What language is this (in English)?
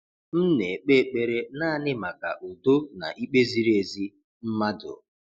Igbo